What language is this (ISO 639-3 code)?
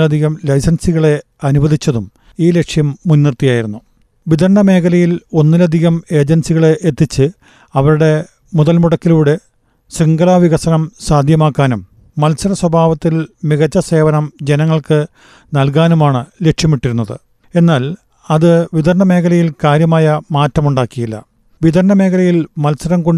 mal